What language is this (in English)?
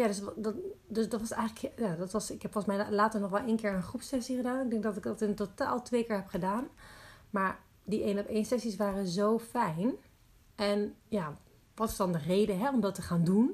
Dutch